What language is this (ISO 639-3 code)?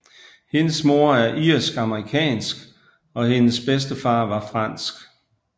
dan